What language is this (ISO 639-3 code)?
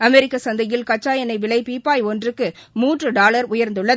tam